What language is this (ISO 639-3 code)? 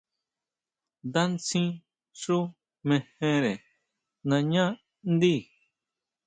mau